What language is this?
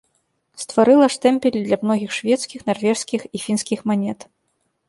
Belarusian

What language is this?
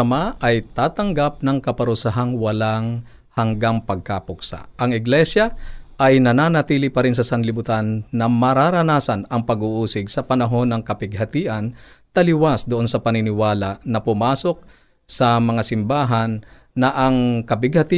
Filipino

